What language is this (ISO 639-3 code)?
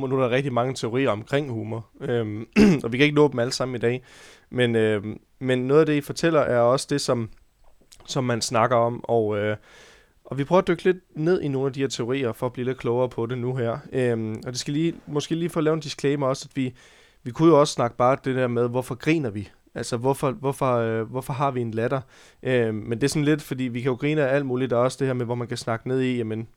dan